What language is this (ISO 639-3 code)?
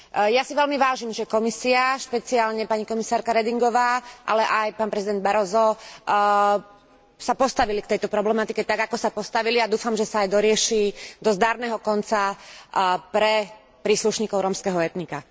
slk